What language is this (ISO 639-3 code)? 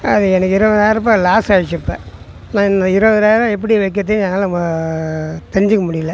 tam